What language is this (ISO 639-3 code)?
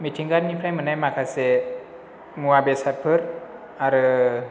brx